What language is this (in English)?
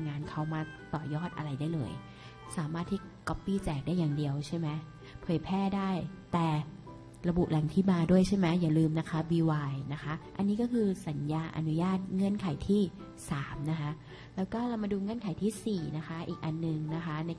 Thai